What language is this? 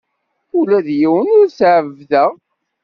Kabyle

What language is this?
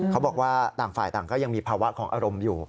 Thai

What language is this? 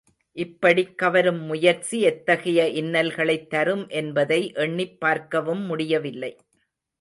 Tamil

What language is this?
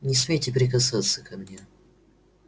Russian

